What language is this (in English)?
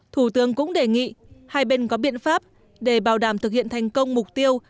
Vietnamese